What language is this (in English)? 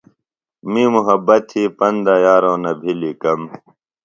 Phalura